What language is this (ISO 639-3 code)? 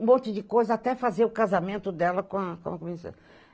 por